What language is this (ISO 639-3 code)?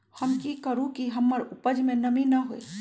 mag